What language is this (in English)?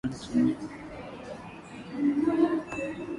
Telugu